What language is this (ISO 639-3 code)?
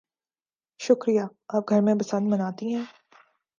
urd